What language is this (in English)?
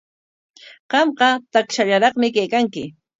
Corongo Ancash Quechua